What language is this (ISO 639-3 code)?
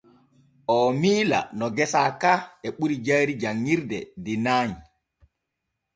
fue